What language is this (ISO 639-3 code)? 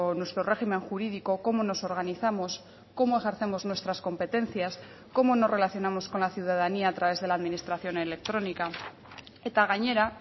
spa